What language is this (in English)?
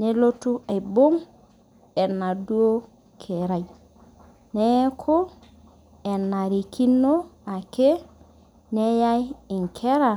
Masai